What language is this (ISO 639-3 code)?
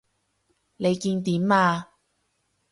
yue